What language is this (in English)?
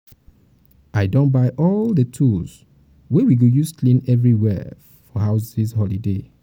Nigerian Pidgin